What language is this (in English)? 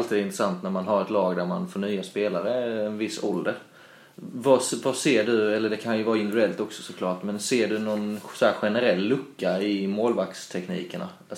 Swedish